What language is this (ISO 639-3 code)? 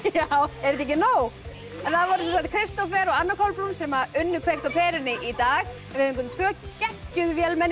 isl